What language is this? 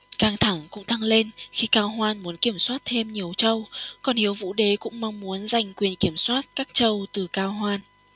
Vietnamese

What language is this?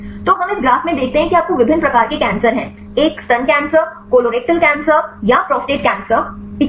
Hindi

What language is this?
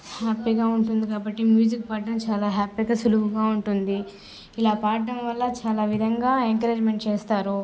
Telugu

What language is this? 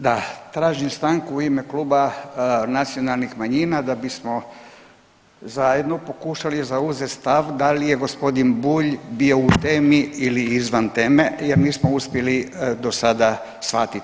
Croatian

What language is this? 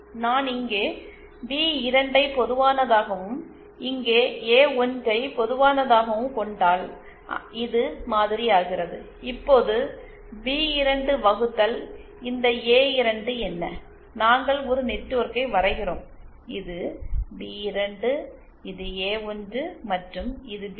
Tamil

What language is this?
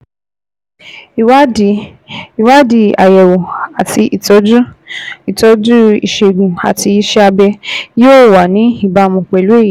Yoruba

